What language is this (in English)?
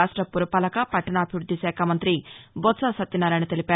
Telugu